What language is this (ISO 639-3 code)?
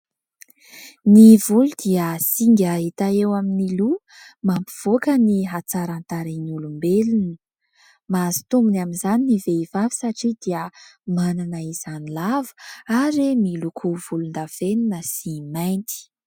mlg